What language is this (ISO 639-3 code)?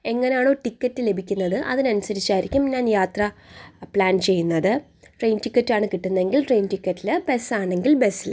mal